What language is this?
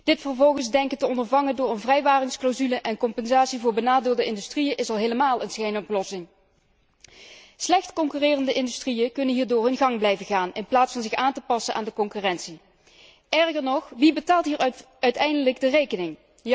Dutch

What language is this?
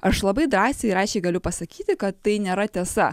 Lithuanian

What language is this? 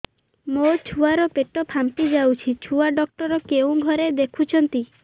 Odia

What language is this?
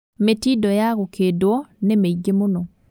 Kikuyu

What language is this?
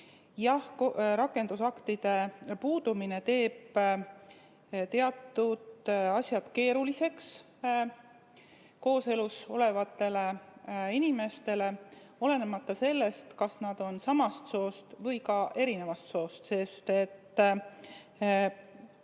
Estonian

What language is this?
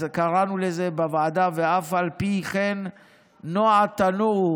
Hebrew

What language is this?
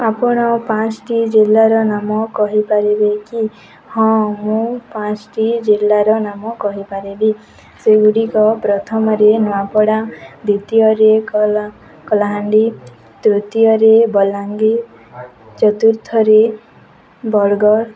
Odia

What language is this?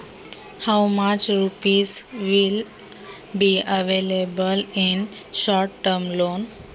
Marathi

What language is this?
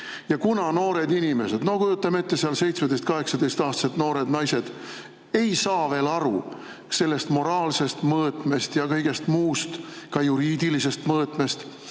Estonian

